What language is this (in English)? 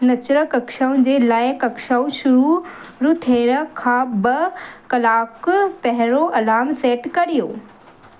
Sindhi